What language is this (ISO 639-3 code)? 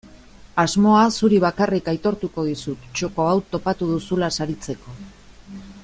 eus